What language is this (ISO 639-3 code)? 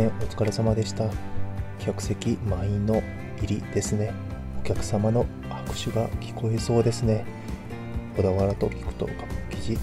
jpn